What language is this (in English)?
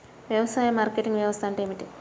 Telugu